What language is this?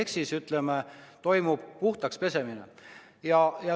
Estonian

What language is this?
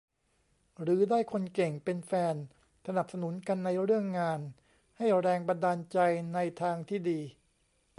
Thai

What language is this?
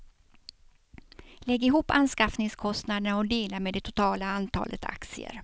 Swedish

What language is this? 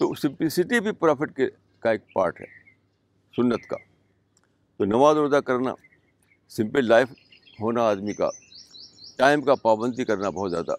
Urdu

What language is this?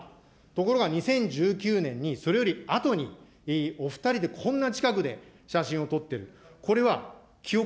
Japanese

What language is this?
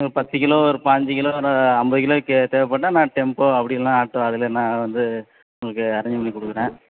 Tamil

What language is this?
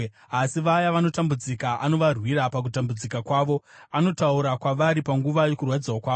Shona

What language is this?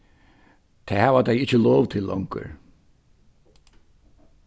Faroese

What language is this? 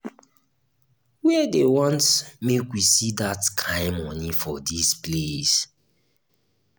Nigerian Pidgin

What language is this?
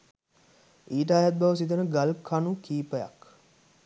Sinhala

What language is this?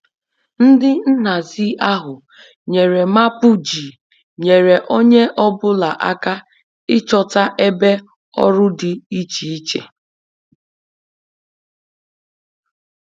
Igbo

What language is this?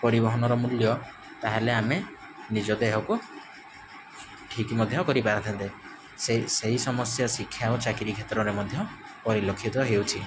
Odia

